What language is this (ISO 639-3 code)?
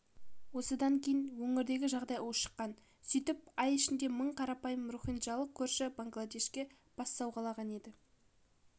kaz